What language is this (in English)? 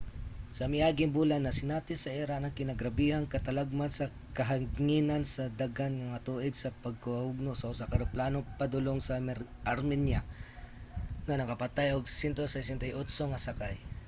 Cebuano